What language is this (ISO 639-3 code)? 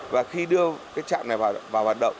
vie